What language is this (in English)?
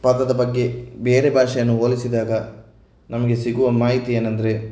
Kannada